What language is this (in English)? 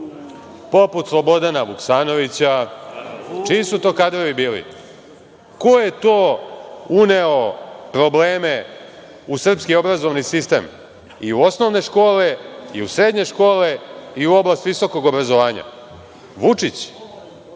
Serbian